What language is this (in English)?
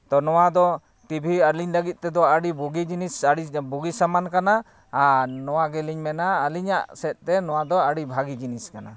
Santali